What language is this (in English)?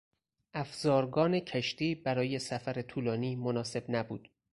Persian